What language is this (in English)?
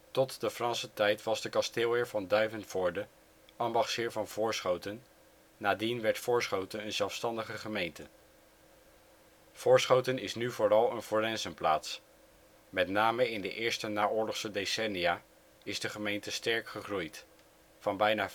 Dutch